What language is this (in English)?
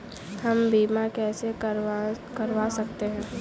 Hindi